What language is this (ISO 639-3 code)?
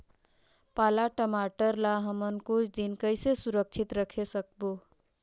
hne